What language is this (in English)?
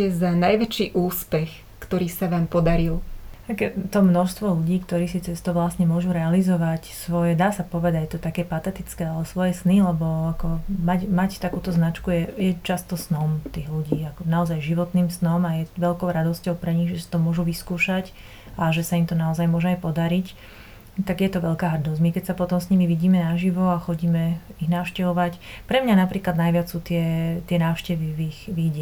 Slovak